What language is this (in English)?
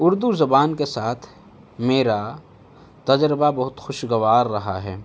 Urdu